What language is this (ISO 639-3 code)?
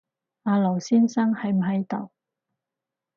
yue